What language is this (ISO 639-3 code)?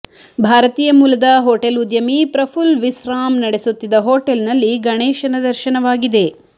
kan